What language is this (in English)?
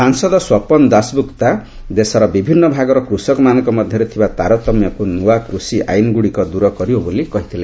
Odia